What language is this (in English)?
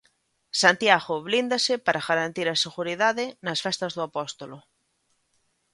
Galician